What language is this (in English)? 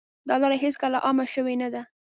Pashto